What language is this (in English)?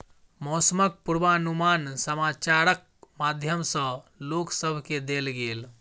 Maithili